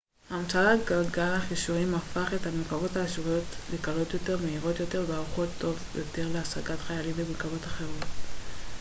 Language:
Hebrew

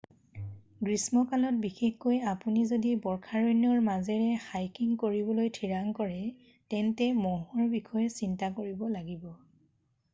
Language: Assamese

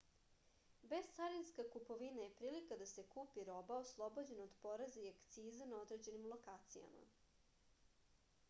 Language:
Serbian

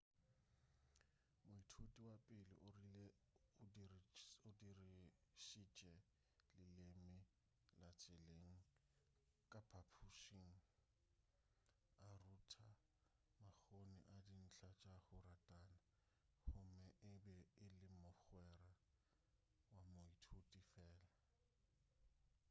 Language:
Northern Sotho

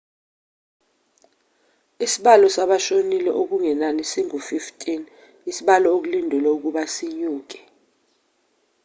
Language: Zulu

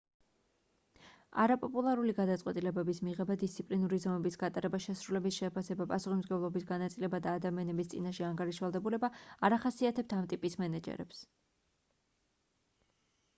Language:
Georgian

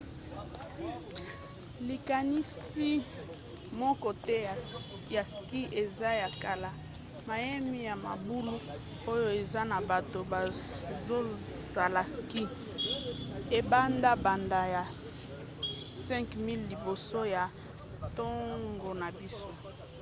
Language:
Lingala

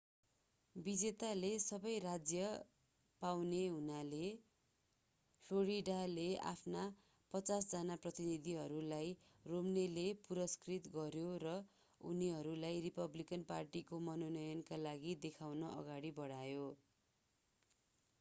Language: Nepali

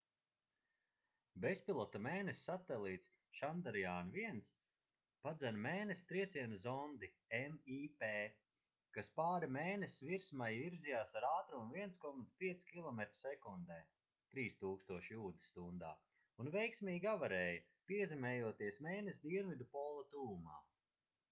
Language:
Latvian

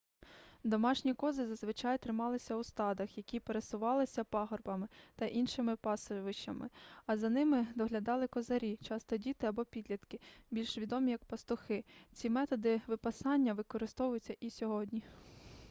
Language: Ukrainian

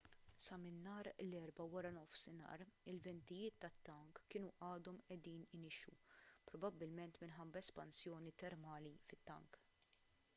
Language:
Maltese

